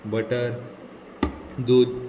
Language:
Konkani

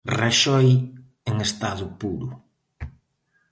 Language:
Galician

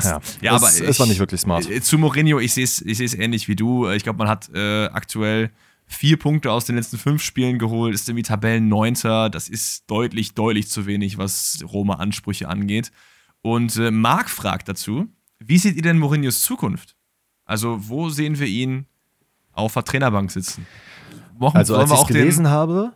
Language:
German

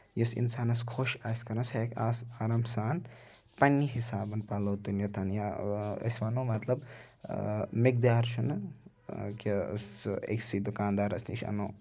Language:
Kashmiri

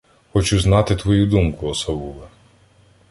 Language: Ukrainian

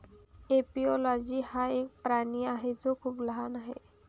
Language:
Marathi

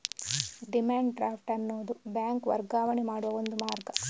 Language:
Kannada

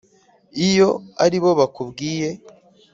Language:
Kinyarwanda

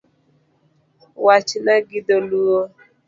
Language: Luo (Kenya and Tanzania)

